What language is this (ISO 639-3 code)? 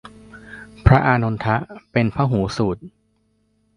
tha